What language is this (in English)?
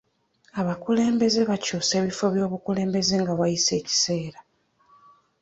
Ganda